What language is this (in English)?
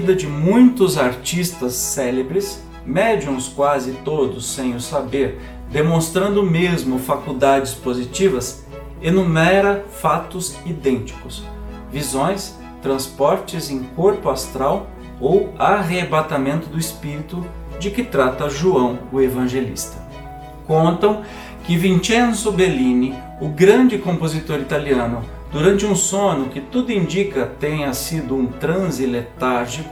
Portuguese